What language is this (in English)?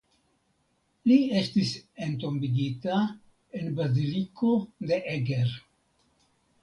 Esperanto